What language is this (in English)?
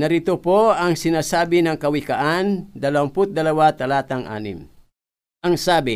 Filipino